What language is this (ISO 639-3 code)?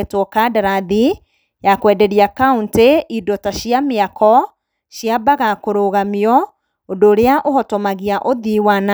kik